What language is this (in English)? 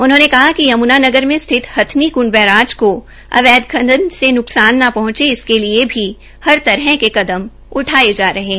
Hindi